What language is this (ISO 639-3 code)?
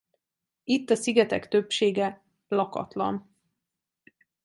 hun